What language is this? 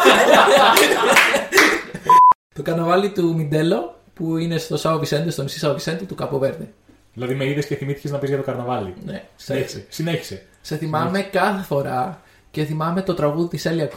Greek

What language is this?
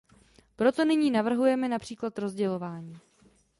Czech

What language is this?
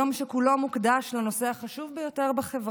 Hebrew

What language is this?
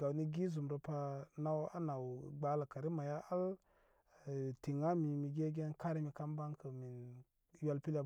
Koma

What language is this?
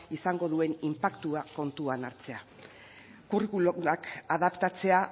Basque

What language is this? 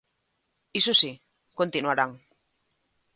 Galician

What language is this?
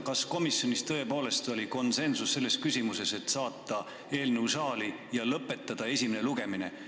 Estonian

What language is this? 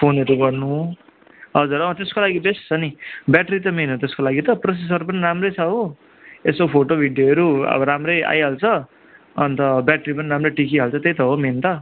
Nepali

